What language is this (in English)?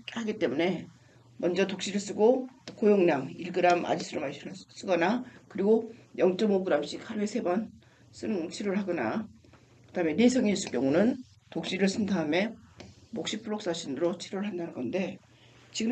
Korean